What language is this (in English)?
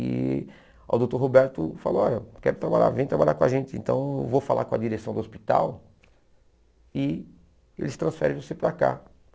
Portuguese